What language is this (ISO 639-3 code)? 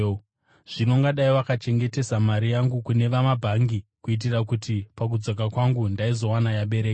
sna